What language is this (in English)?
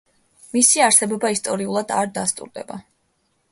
Georgian